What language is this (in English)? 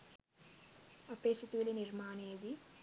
Sinhala